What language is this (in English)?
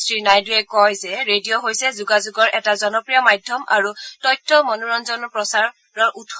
Assamese